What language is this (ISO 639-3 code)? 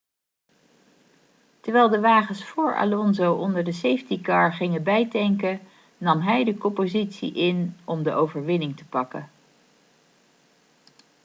nld